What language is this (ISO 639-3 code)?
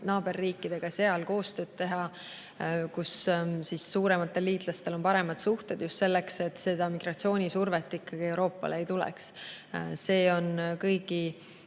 est